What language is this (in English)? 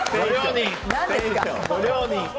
Japanese